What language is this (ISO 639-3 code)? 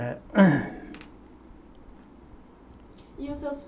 por